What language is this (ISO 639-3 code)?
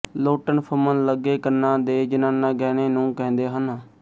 pan